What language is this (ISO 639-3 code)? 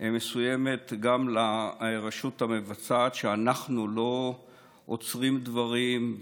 heb